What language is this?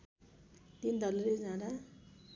Nepali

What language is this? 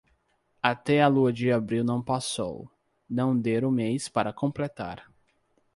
Portuguese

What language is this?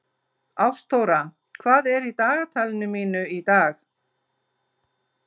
Icelandic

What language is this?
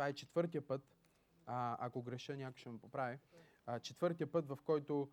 Bulgarian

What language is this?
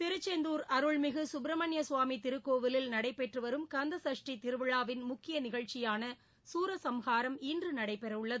Tamil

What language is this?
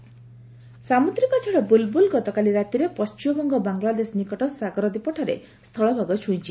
Odia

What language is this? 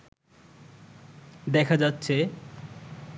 Bangla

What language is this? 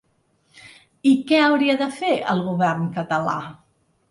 Catalan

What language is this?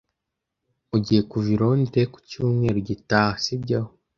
Kinyarwanda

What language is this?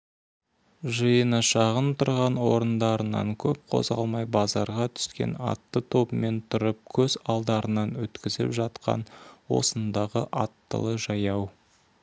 Kazakh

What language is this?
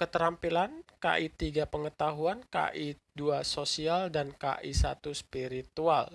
Indonesian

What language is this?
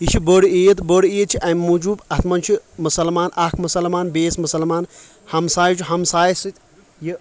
Kashmiri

